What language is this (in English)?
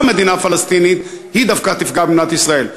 Hebrew